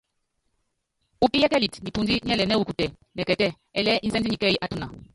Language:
Yangben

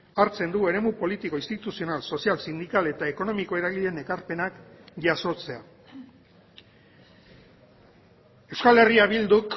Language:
Basque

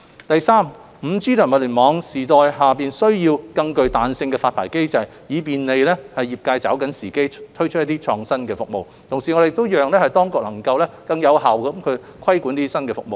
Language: Cantonese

